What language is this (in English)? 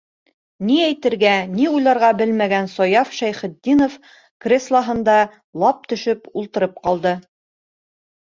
Bashkir